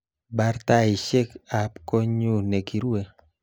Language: Kalenjin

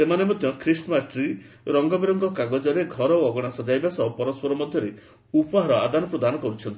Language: Odia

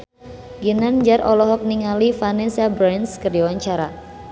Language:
Sundanese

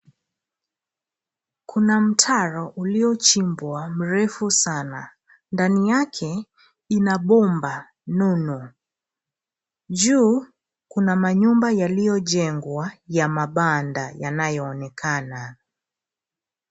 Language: Swahili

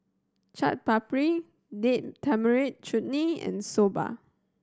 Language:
English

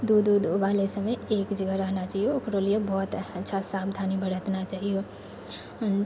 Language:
Maithili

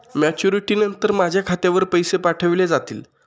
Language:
Marathi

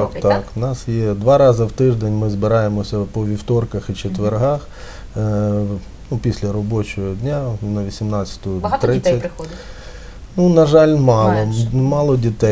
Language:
Ukrainian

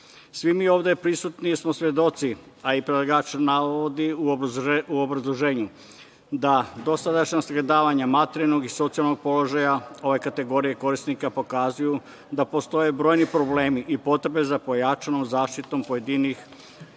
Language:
Serbian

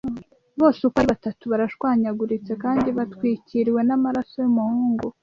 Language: Kinyarwanda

